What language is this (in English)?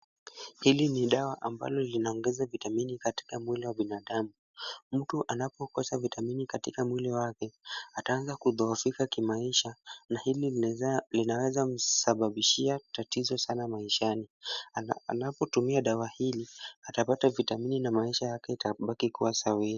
Swahili